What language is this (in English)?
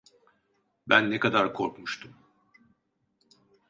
Turkish